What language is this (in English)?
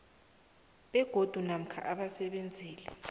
South Ndebele